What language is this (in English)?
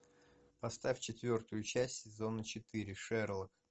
Russian